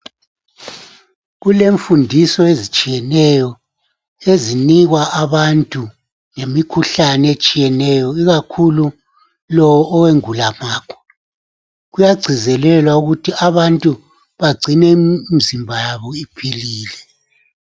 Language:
North Ndebele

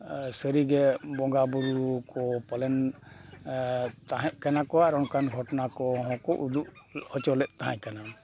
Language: Santali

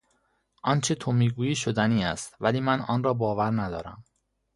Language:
Persian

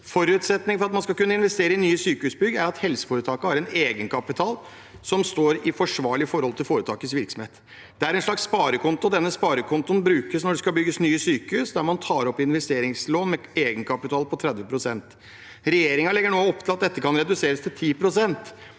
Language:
Norwegian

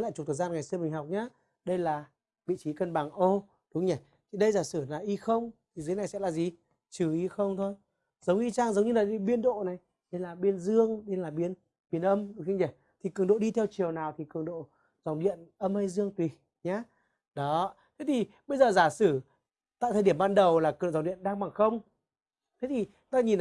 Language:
Vietnamese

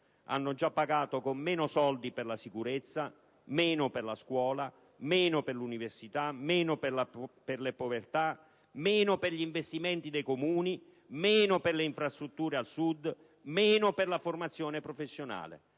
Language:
Italian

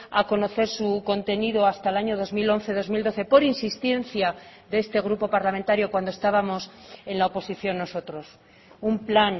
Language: Spanish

